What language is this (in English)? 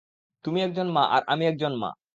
Bangla